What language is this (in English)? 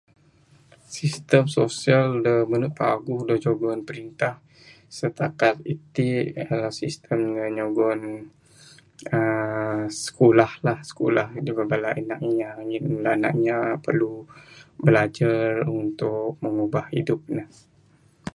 Bukar-Sadung Bidayuh